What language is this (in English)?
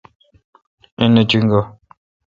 Kalkoti